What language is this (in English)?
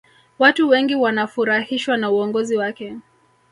Swahili